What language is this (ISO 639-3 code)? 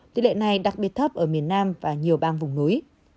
vie